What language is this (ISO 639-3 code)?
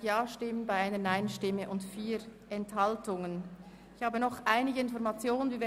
gsw